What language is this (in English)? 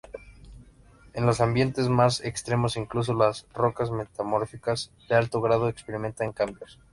Spanish